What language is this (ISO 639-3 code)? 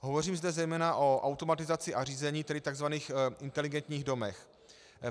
ces